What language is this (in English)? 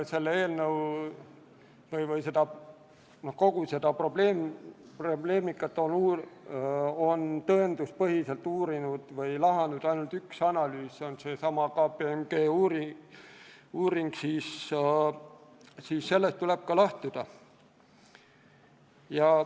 Estonian